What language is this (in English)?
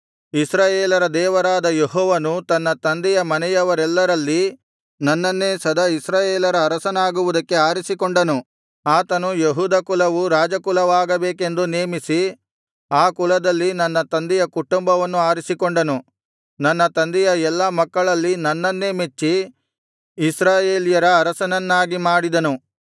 Kannada